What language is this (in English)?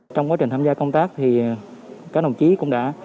Vietnamese